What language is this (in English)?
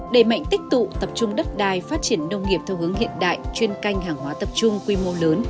Vietnamese